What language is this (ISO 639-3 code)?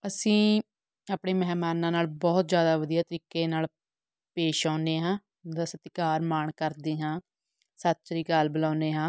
pan